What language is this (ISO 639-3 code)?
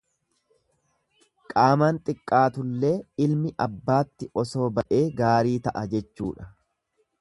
orm